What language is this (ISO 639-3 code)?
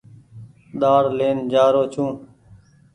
gig